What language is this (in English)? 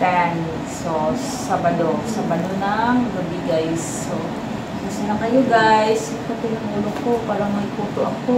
Filipino